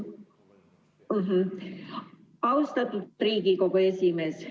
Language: Estonian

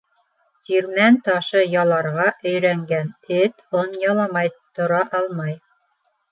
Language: Bashkir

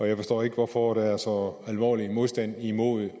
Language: Danish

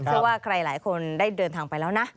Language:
Thai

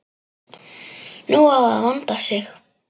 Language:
Icelandic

